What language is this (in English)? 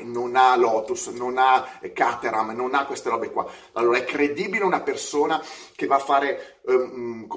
Italian